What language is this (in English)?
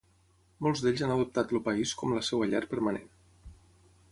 Catalan